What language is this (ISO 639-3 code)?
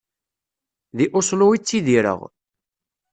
kab